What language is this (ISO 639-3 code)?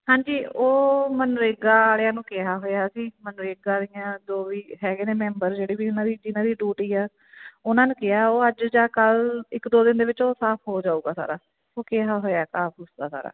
pan